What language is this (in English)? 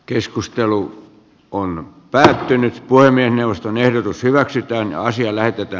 Finnish